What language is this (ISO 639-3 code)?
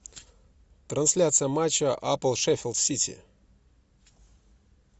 rus